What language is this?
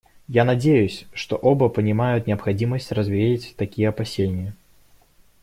Russian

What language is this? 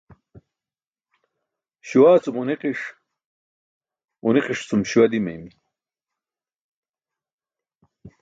Burushaski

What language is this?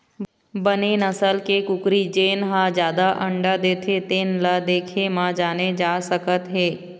Chhattisgarhi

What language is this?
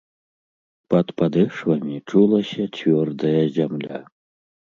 Belarusian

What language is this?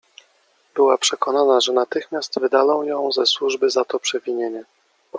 Polish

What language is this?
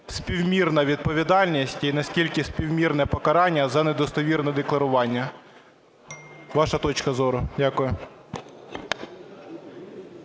Ukrainian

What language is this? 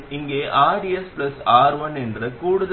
Tamil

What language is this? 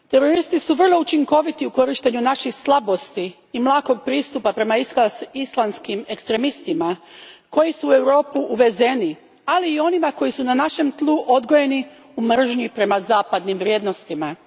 Croatian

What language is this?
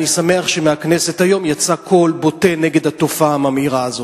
Hebrew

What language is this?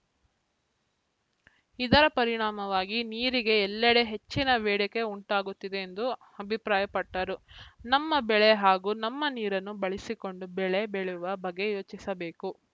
Kannada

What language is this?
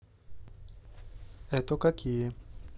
Russian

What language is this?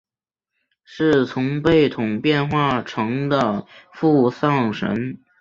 Chinese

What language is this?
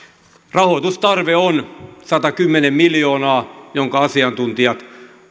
Finnish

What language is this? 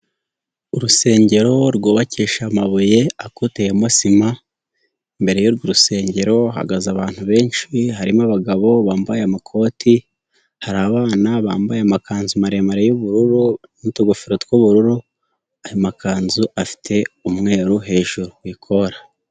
Kinyarwanda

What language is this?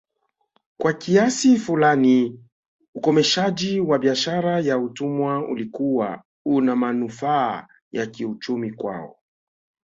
Swahili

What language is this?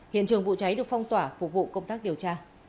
Vietnamese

